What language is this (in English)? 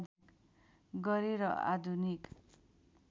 Nepali